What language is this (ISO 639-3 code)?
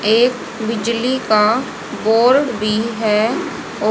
hin